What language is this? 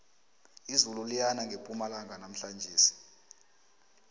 South Ndebele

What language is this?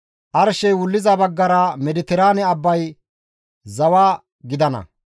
Gamo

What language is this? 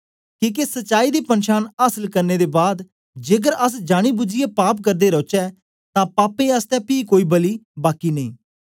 Dogri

